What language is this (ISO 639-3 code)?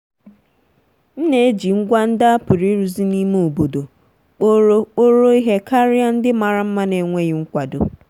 ibo